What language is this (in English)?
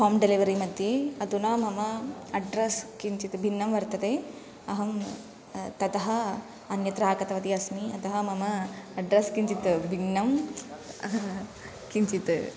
Sanskrit